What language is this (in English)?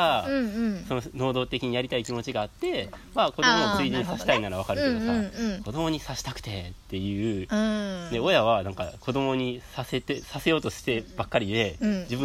Japanese